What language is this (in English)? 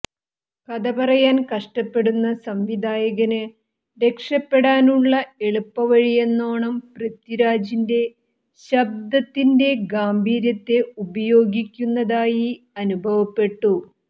Malayalam